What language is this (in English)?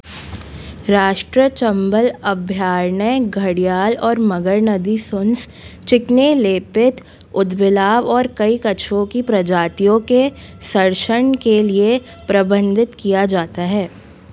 Hindi